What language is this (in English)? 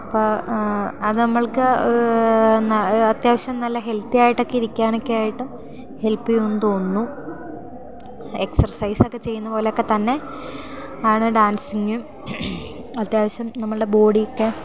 Malayalam